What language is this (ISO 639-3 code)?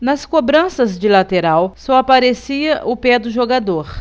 por